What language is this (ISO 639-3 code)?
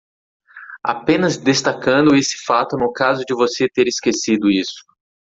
por